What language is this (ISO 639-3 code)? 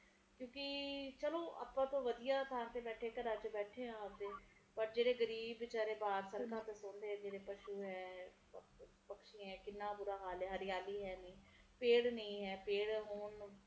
pan